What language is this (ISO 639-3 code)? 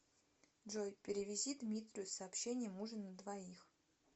rus